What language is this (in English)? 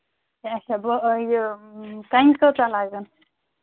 Kashmiri